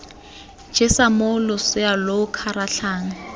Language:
Tswana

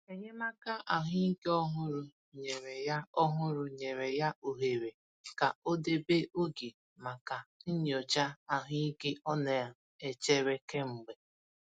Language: Igbo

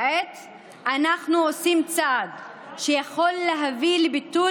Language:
Hebrew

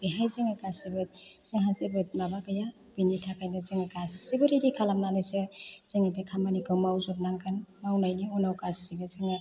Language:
Bodo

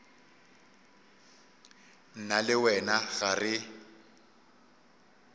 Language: Northern Sotho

